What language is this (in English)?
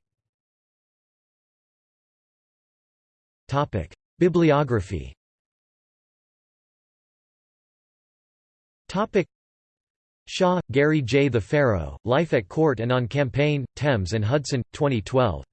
English